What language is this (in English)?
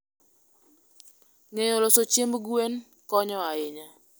Luo (Kenya and Tanzania)